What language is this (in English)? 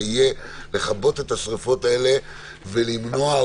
Hebrew